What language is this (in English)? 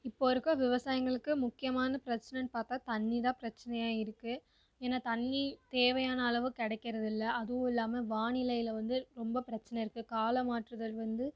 Tamil